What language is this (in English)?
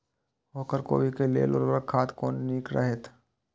Maithili